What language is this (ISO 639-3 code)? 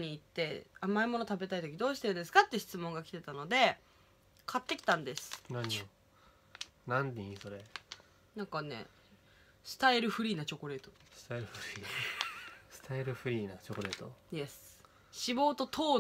jpn